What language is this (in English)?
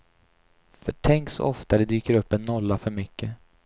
Swedish